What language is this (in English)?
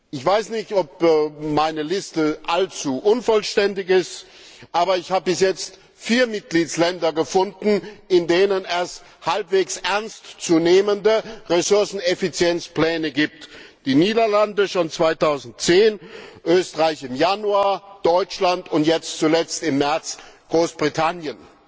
German